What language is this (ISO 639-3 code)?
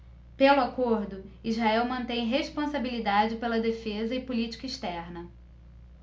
por